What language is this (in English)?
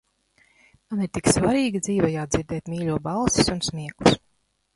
Latvian